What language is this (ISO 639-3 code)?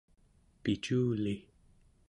esu